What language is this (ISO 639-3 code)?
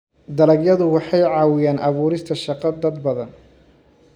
som